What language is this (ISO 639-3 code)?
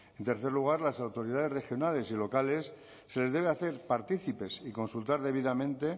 spa